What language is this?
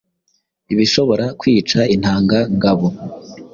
Kinyarwanda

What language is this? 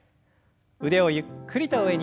Japanese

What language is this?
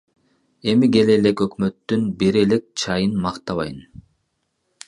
Kyrgyz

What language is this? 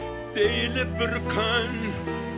Kazakh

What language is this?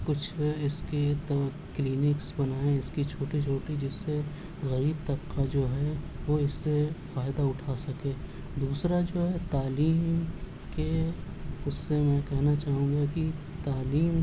Urdu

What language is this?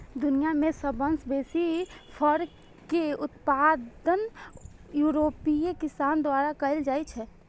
Maithili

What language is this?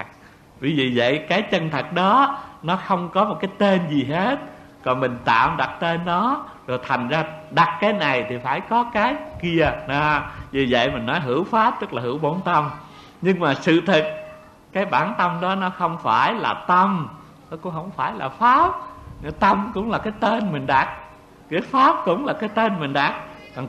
Vietnamese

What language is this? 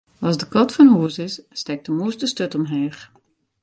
Western Frisian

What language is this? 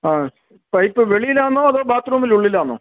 Malayalam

